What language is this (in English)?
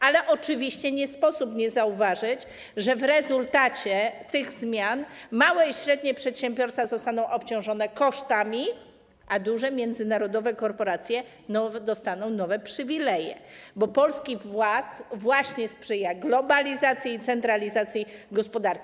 Polish